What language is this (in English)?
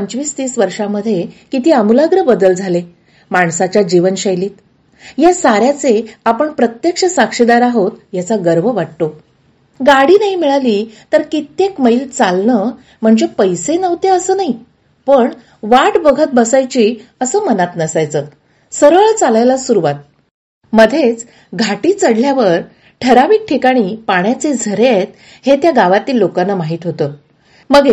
Marathi